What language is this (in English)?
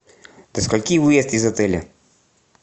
Russian